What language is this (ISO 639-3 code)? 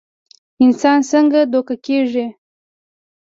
pus